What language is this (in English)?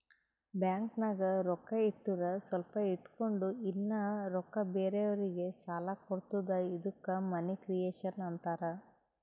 Kannada